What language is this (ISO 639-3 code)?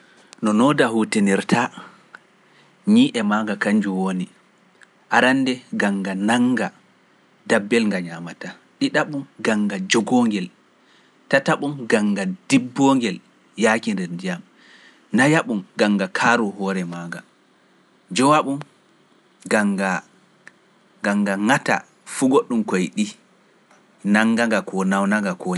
fuf